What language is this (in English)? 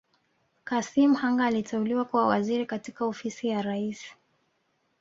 Swahili